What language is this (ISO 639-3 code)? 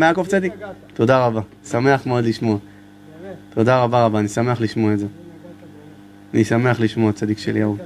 heb